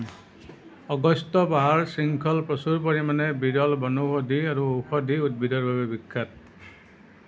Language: Assamese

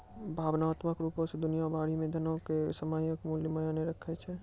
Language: Maithili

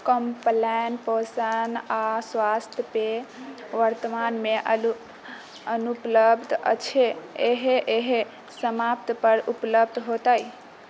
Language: Maithili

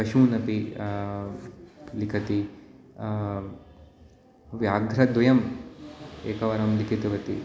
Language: Sanskrit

